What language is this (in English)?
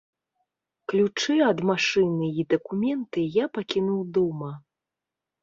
Belarusian